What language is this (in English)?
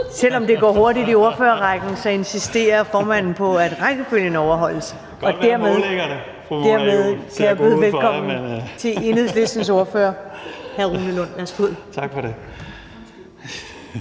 Danish